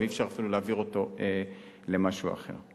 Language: Hebrew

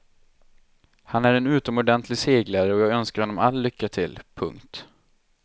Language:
Swedish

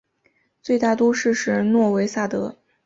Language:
Chinese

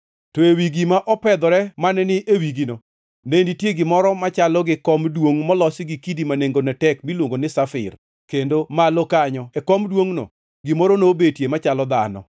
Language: Luo (Kenya and Tanzania)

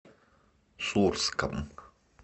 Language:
Russian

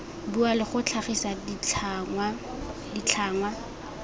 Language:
Tswana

